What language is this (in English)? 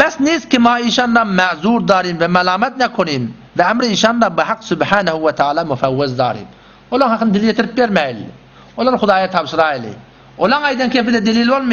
Arabic